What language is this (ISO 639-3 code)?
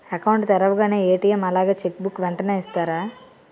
tel